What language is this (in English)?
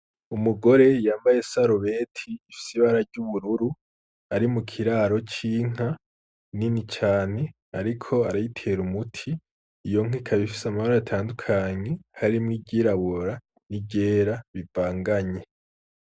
Rundi